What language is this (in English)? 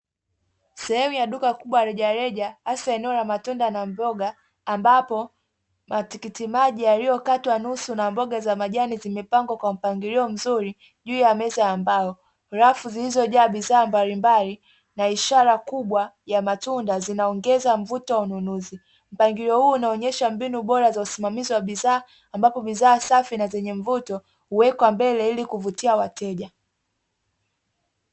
Swahili